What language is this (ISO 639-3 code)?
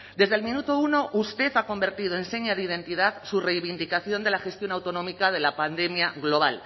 spa